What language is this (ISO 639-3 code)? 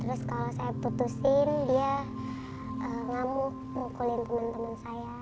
ind